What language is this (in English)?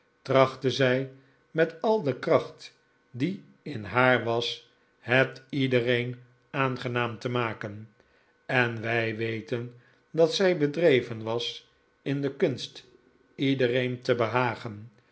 Dutch